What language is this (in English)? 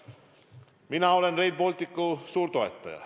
Estonian